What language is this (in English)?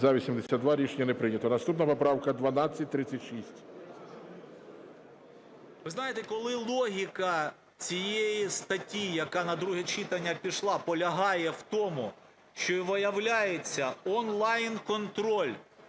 Ukrainian